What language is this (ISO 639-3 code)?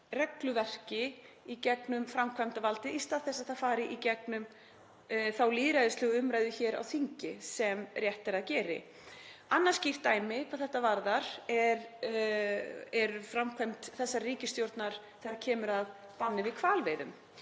isl